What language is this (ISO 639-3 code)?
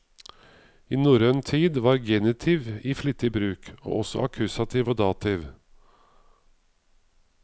nor